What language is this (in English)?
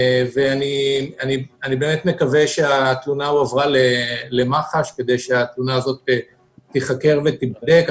Hebrew